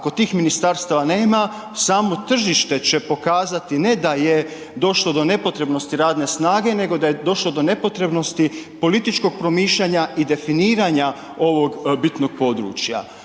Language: Croatian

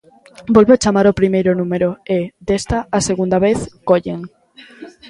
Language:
Galician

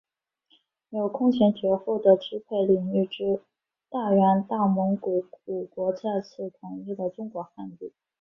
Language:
Chinese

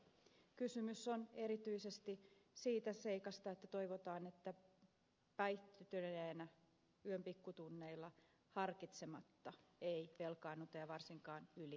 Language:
Finnish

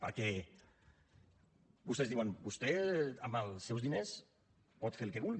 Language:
Catalan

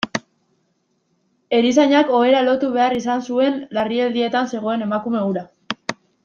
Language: Basque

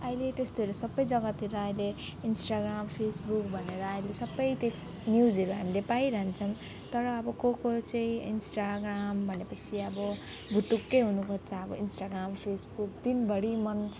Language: Nepali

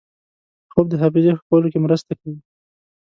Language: Pashto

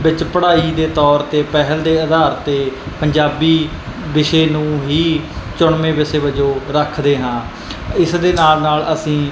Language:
Punjabi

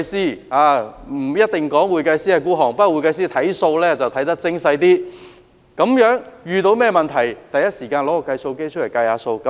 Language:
Cantonese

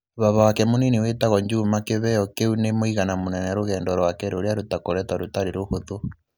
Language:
Kikuyu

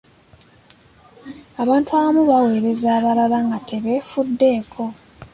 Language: Ganda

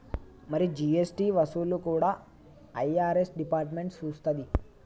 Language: Telugu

